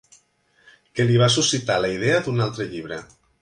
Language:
Catalan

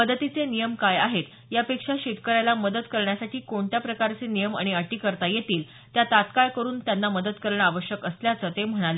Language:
Marathi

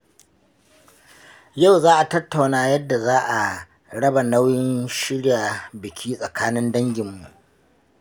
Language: Hausa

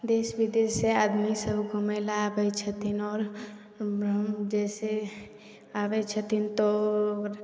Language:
Maithili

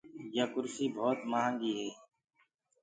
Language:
Gurgula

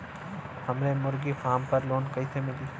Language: Bhojpuri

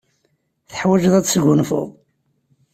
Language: Kabyle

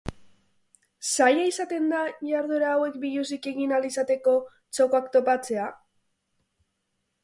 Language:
Basque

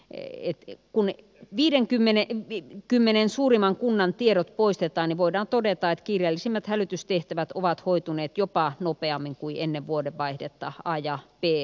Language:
Finnish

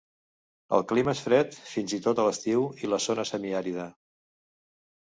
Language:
Catalan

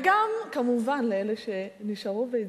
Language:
Hebrew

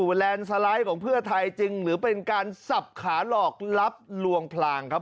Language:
Thai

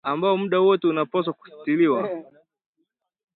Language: Swahili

